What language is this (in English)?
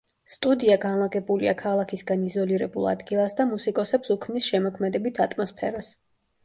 Georgian